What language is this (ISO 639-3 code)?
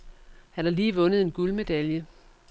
dan